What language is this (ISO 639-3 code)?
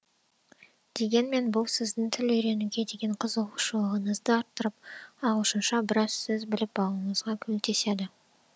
kaz